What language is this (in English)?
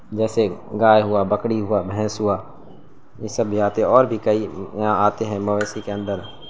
Urdu